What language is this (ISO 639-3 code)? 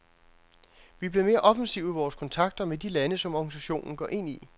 dan